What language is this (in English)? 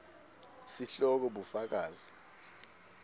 Swati